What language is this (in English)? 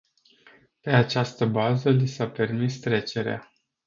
Romanian